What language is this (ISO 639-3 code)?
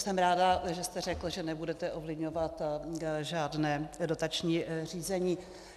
ces